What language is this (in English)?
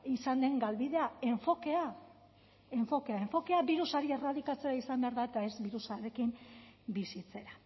Basque